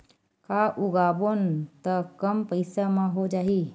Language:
Chhattisgarhi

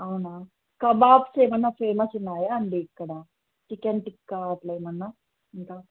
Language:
Telugu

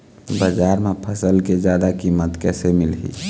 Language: Chhattisgarhi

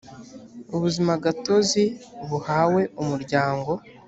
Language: Kinyarwanda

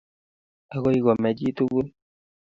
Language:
Kalenjin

